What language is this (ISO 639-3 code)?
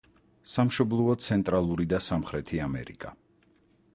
kat